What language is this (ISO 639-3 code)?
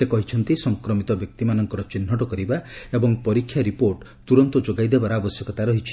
ori